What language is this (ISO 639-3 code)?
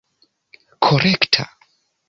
epo